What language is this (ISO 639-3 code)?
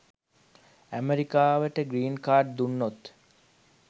sin